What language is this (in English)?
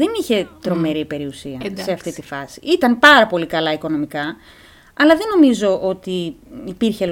Greek